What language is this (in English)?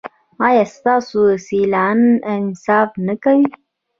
Pashto